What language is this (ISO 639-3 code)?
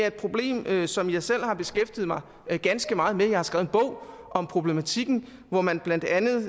dan